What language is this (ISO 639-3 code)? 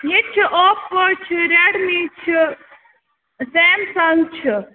kas